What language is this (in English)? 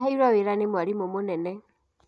Kikuyu